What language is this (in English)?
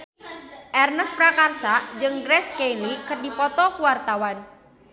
Sundanese